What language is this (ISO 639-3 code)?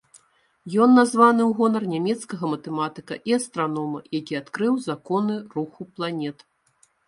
bel